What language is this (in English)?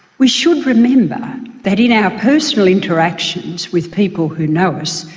English